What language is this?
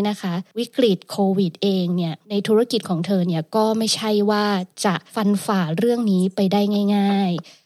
Thai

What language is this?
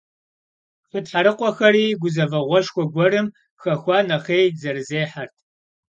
Kabardian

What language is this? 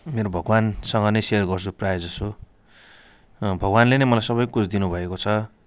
Nepali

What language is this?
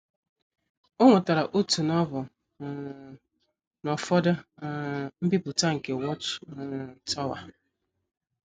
Igbo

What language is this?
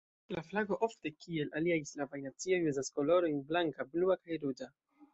Esperanto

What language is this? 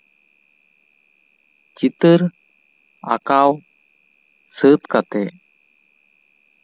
Santali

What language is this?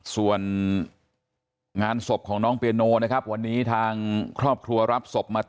Thai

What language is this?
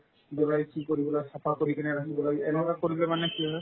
Assamese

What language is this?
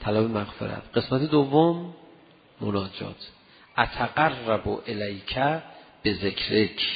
Persian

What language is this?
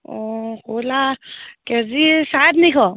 Assamese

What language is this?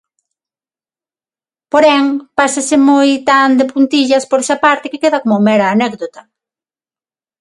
Galician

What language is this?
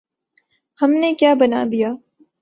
Urdu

